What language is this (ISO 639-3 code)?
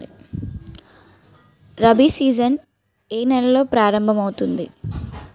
tel